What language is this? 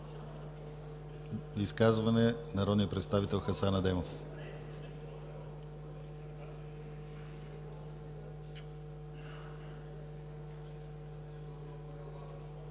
Bulgarian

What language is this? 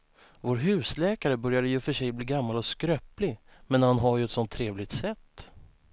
Swedish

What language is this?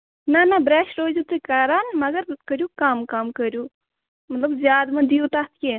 Kashmiri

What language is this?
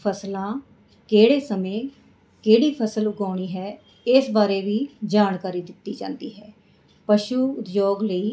Punjabi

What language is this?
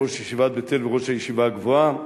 Hebrew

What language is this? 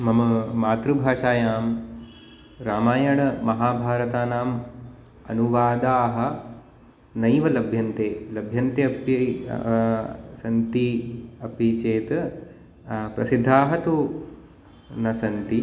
Sanskrit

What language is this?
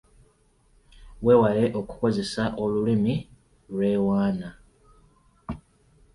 Ganda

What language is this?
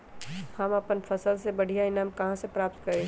Magahi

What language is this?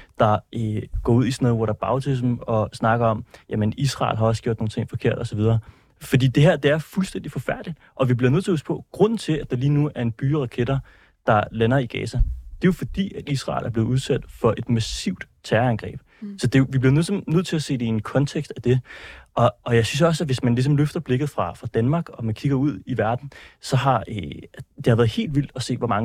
Danish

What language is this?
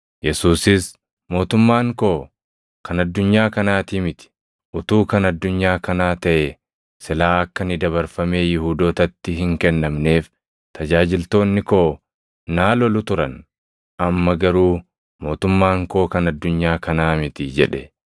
Oromo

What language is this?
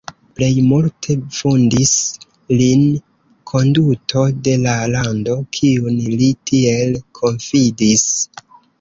Esperanto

